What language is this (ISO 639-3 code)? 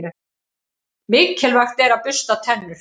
isl